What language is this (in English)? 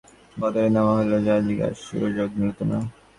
Bangla